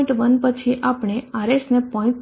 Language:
Gujarati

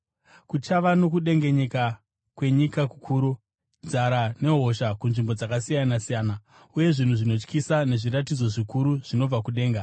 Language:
Shona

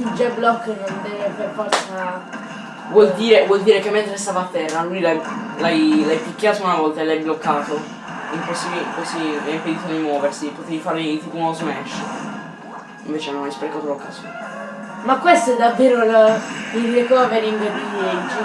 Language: Italian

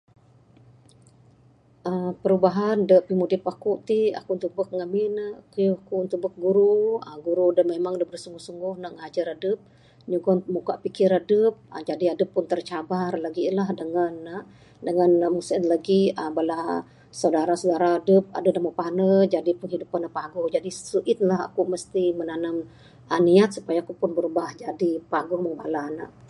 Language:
Bukar-Sadung Bidayuh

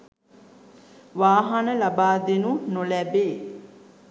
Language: Sinhala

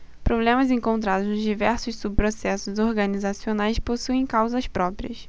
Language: Portuguese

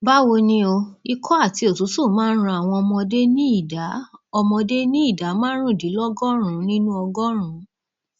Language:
Yoruba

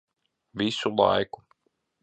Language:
Latvian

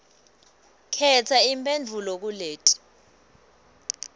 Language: Swati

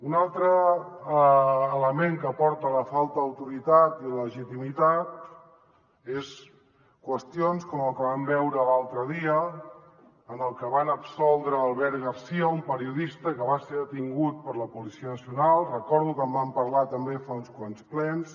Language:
Catalan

